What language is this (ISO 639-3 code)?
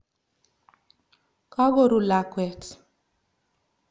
kln